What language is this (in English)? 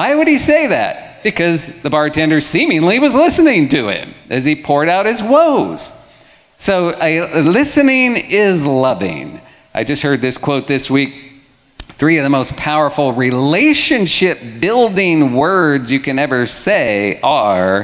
English